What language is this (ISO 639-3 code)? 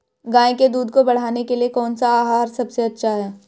hin